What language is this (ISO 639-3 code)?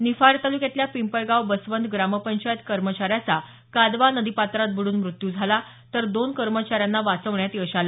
mar